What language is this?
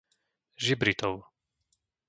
Slovak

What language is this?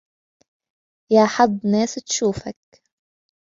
Arabic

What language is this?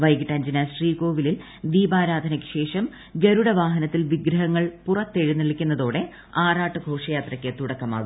Malayalam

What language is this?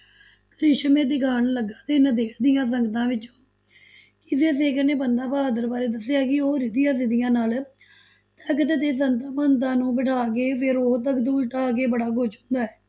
Punjabi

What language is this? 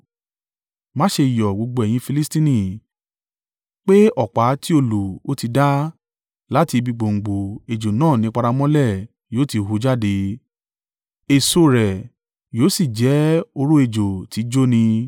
Yoruba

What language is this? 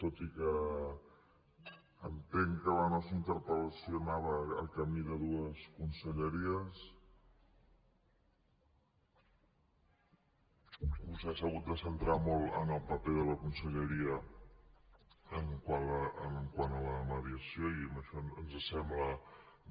Catalan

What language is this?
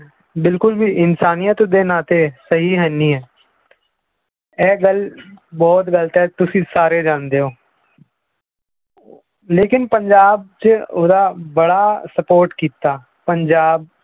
Punjabi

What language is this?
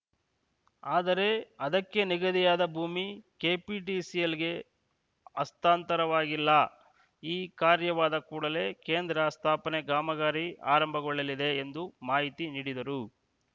Kannada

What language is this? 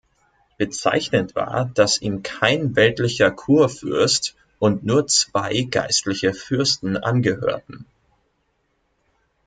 German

